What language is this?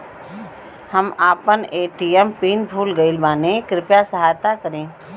Bhojpuri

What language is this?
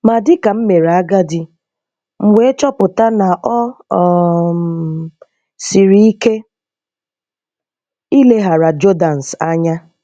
Igbo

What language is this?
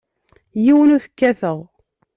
Kabyle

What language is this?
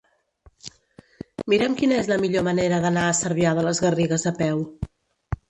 Catalan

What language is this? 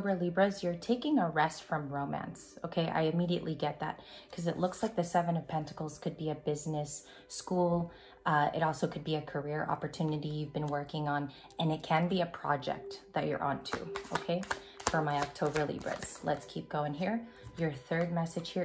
English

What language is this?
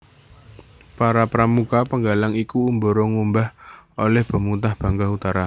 Javanese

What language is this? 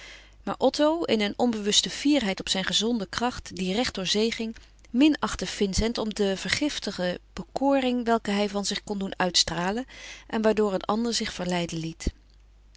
Dutch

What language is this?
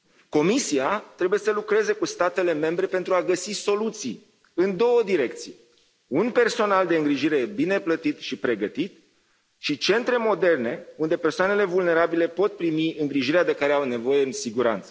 Romanian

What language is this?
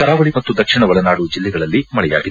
Kannada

